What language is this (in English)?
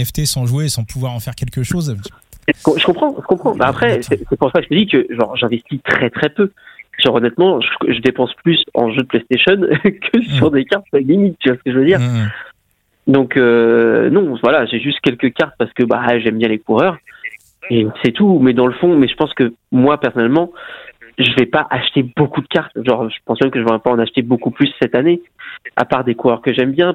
French